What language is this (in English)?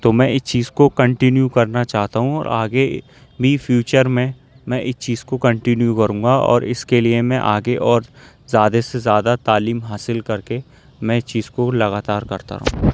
Urdu